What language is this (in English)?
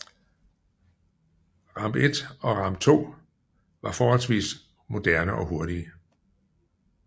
Danish